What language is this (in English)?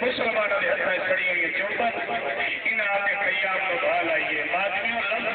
Arabic